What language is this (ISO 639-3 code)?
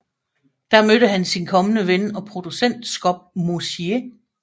dan